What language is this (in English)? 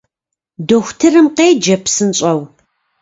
Kabardian